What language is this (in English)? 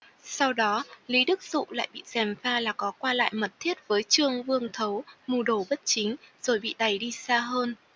Vietnamese